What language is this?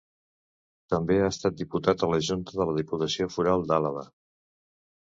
Catalan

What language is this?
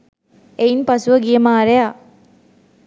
Sinhala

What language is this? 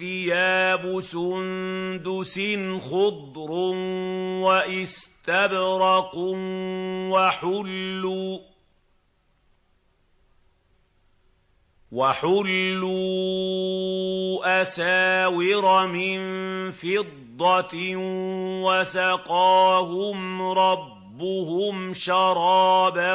Arabic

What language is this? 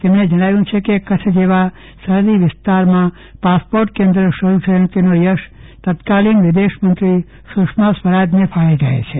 Gujarati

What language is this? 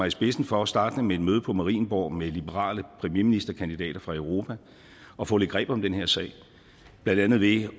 Danish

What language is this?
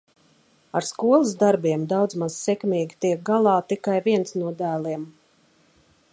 Latvian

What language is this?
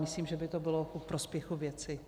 Czech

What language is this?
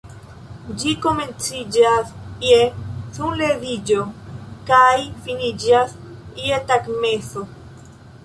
Esperanto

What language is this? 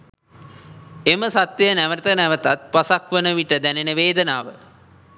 Sinhala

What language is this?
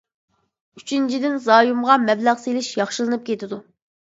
Uyghur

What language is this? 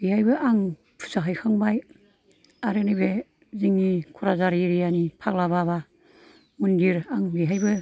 Bodo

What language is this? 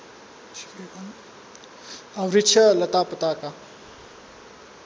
Nepali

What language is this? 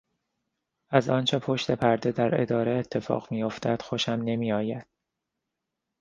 Persian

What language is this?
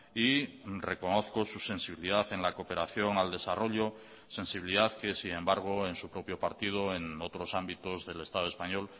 Spanish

